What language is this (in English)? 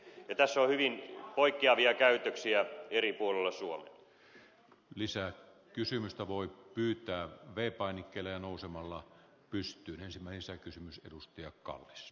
Finnish